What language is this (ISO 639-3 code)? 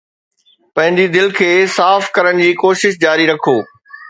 snd